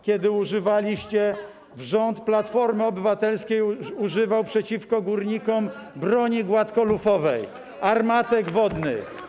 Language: Polish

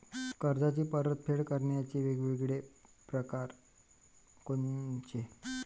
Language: Marathi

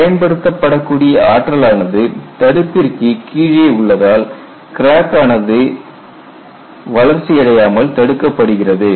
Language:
Tamil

